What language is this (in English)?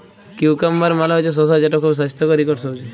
Bangla